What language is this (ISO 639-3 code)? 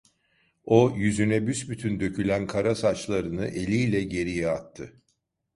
tur